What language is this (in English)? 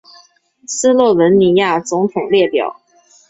Chinese